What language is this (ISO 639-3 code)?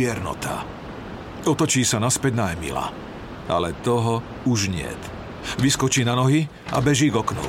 slk